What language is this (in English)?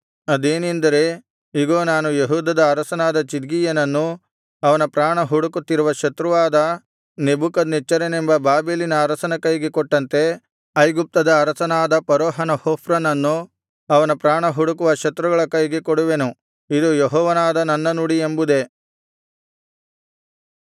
Kannada